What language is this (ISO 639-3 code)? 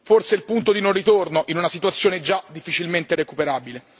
ita